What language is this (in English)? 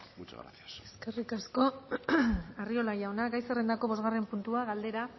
Basque